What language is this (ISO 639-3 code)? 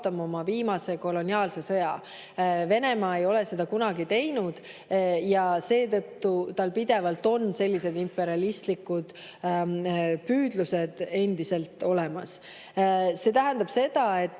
est